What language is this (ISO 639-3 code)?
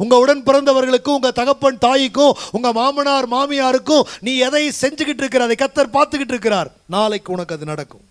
tur